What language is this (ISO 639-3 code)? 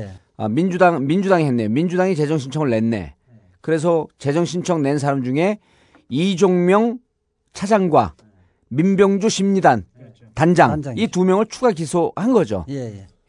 kor